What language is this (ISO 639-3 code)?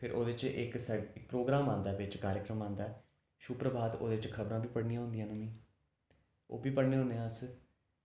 doi